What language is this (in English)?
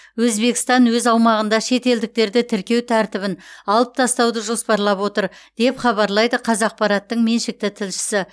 Kazakh